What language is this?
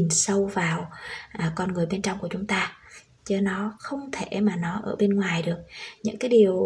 Vietnamese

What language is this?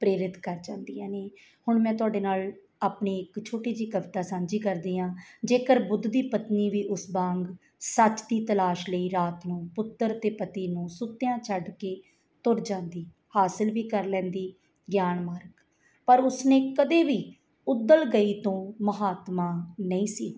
Punjabi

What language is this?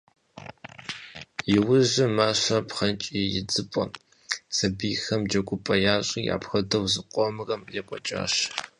Kabardian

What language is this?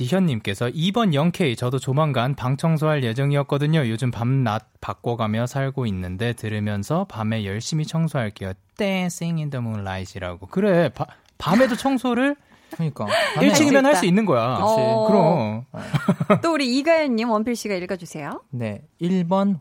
Korean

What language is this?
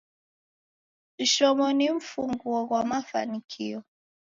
Taita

